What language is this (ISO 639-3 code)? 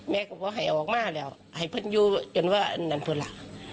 tha